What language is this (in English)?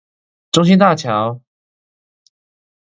Chinese